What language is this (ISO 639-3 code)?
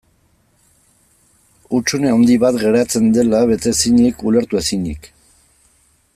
eus